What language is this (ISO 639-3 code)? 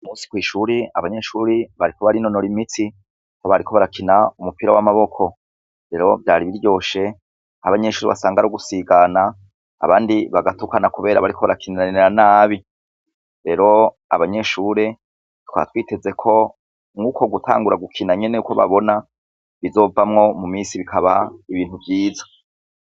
run